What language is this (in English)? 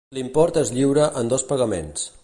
Catalan